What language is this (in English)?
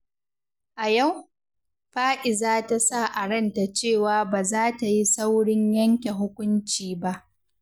Hausa